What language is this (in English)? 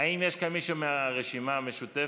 Hebrew